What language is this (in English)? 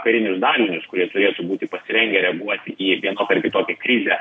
Lithuanian